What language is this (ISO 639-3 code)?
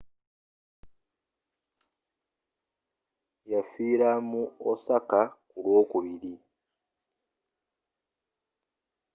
lug